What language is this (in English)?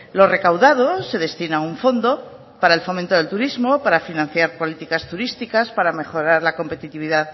Spanish